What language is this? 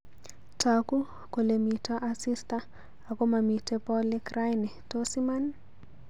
Kalenjin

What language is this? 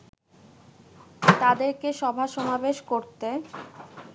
Bangla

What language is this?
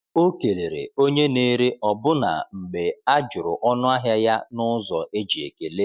Igbo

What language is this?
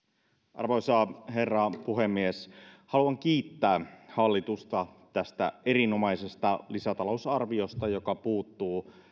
Finnish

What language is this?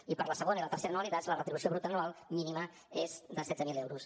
Catalan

